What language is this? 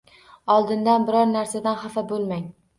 Uzbek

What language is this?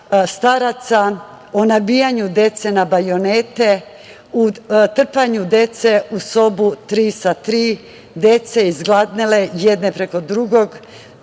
Serbian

